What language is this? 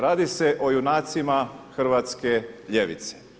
Croatian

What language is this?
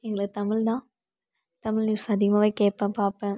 Tamil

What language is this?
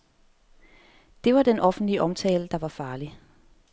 Danish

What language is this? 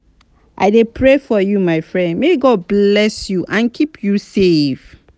Nigerian Pidgin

